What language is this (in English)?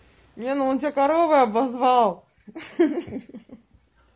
Russian